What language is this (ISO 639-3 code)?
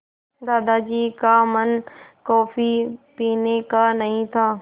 hin